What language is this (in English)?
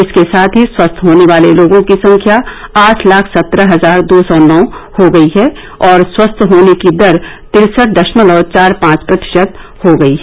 Hindi